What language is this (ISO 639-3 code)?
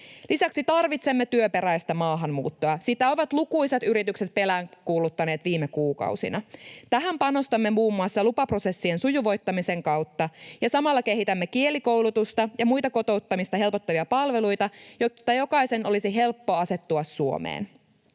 fin